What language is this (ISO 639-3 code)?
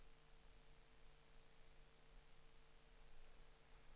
dan